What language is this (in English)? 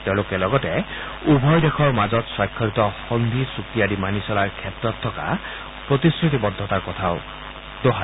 Assamese